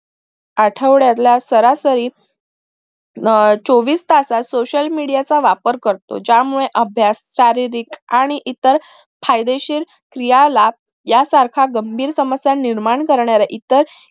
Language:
Marathi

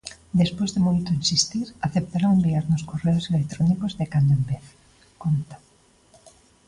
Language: Galician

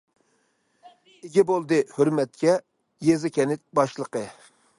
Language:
Uyghur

